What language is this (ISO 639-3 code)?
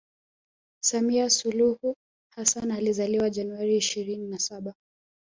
swa